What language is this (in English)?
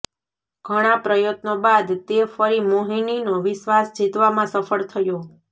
Gujarati